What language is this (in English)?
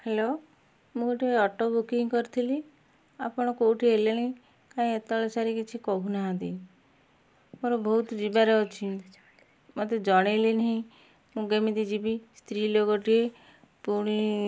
Odia